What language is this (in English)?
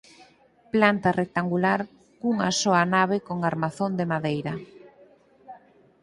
Galician